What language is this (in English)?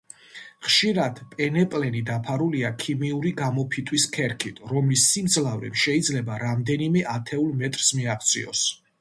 Georgian